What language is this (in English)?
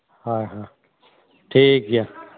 Santali